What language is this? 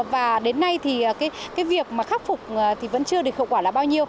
Vietnamese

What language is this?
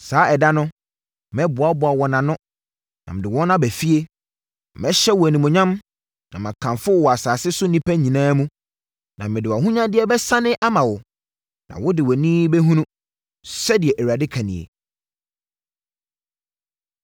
Akan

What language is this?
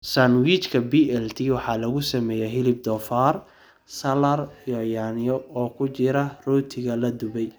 Somali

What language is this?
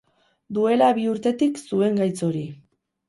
Basque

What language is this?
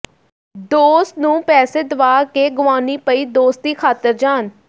Punjabi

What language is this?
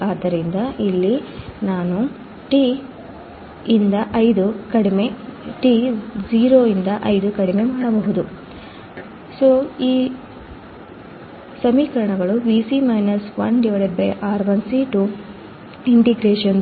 Kannada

